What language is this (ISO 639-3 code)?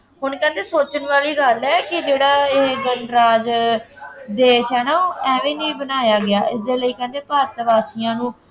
pan